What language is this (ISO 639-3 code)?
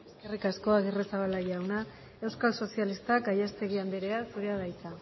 eus